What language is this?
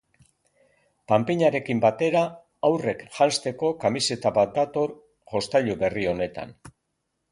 Basque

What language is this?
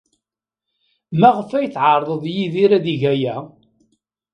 Kabyle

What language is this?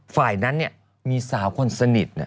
Thai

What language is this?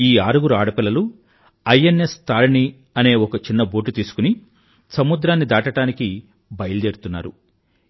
Telugu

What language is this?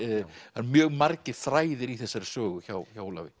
Icelandic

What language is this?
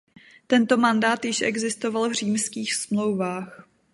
Czech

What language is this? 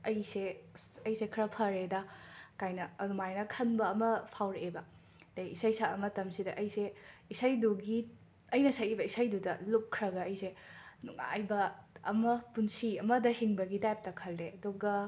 Manipuri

